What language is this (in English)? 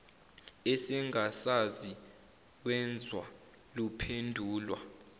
Zulu